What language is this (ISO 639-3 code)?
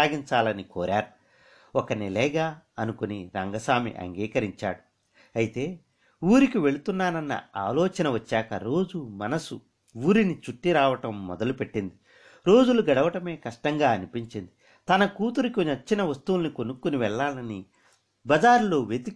tel